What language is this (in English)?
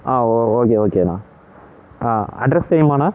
Tamil